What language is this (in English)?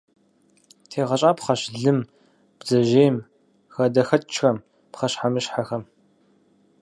Kabardian